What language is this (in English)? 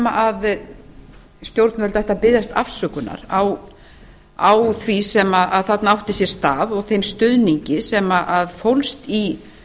Icelandic